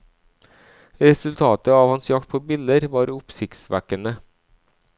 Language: Norwegian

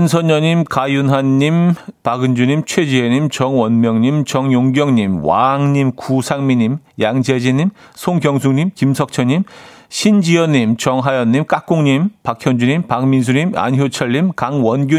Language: Korean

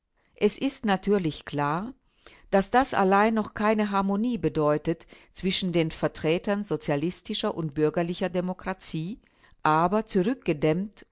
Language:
German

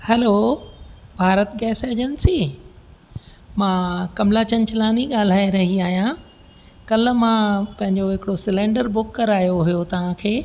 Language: Sindhi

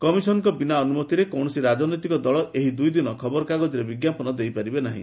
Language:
Odia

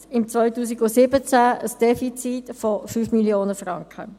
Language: Swiss German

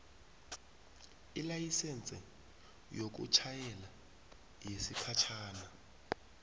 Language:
South Ndebele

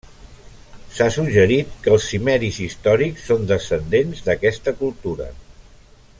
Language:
Catalan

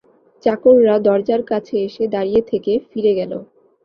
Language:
Bangla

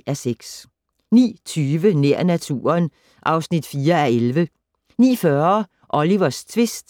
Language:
Danish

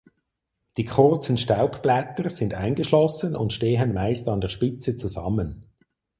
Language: German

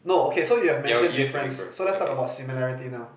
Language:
English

